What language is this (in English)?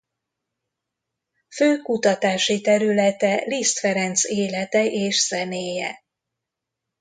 Hungarian